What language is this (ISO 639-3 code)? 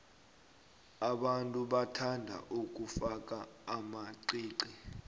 nbl